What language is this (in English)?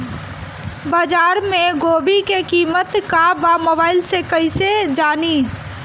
Bhojpuri